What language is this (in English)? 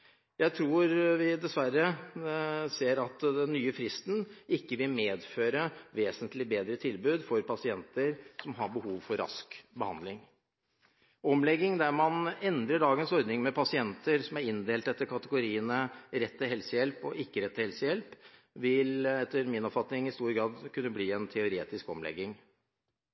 Norwegian Bokmål